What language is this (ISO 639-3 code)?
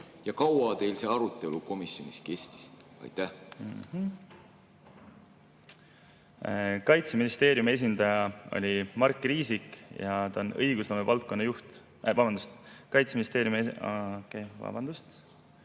est